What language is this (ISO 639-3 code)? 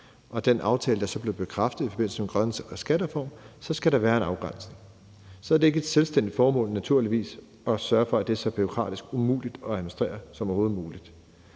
dan